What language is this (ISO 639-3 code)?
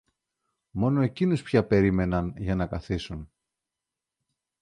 ell